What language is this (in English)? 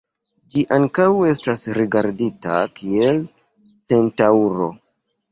Esperanto